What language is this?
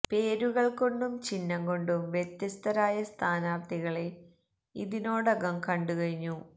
Malayalam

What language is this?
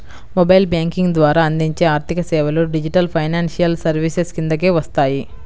Telugu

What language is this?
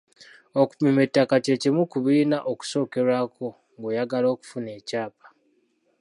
Ganda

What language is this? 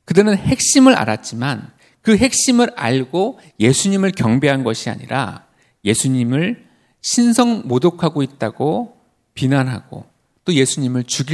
Korean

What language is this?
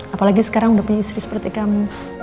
Indonesian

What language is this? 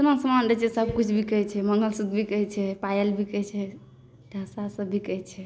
Maithili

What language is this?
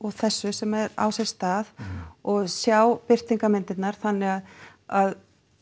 Icelandic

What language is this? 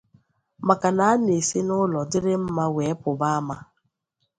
Igbo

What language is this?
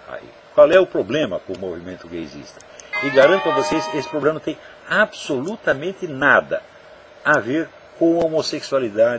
Portuguese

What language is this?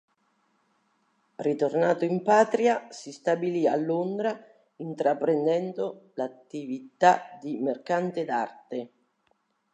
Italian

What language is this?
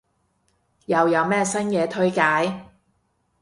Cantonese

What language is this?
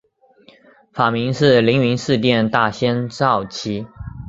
Chinese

